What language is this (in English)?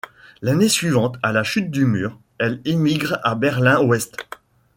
French